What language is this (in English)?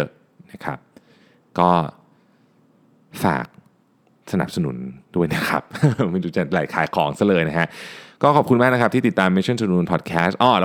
Thai